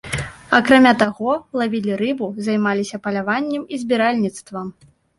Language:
Belarusian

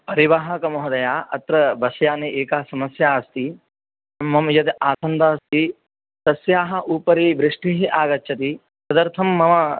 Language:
Sanskrit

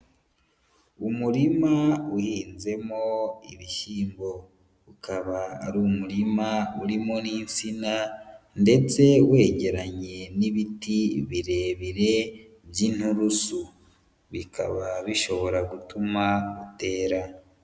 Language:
Kinyarwanda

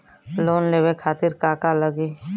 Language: Bhojpuri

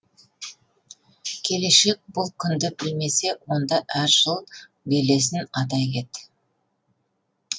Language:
Kazakh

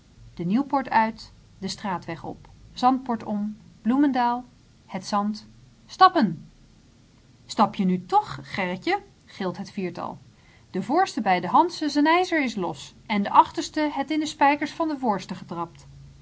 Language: Dutch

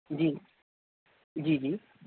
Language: Urdu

